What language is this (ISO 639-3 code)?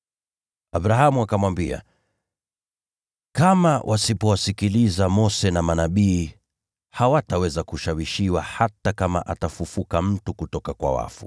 swa